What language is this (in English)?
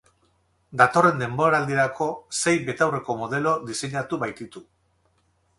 Basque